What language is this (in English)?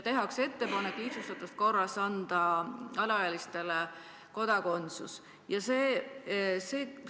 Estonian